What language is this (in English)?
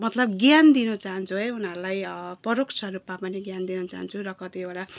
Nepali